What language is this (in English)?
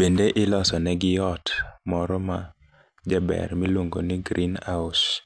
Luo (Kenya and Tanzania)